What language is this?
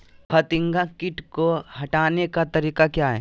Magahi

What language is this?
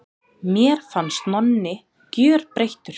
Icelandic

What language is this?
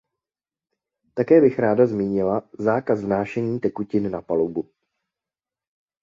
Czech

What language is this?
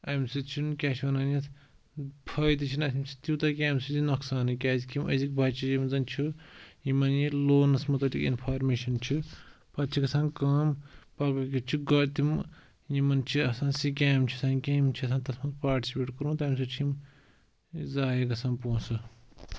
Kashmiri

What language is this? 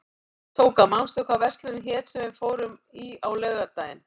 Icelandic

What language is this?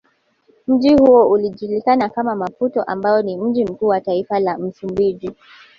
Swahili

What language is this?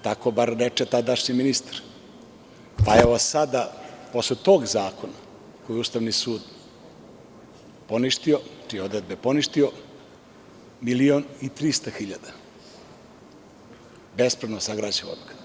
Serbian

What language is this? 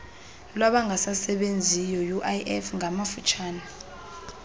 Xhosa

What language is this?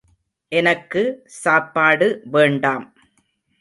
Tamil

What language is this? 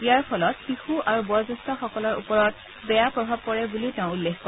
Assamese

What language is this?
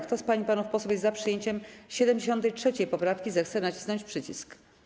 Polish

